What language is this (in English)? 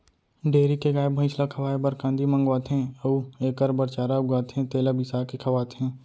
Chhattisgarhi